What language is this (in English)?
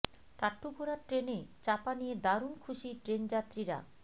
Bangla